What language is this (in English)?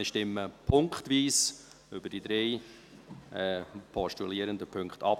Swiss German